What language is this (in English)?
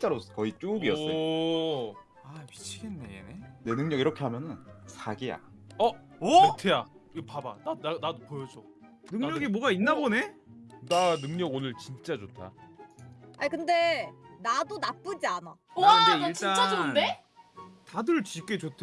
Korean